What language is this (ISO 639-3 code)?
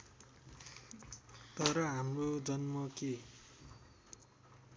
nep